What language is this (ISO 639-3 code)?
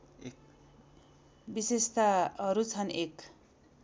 nep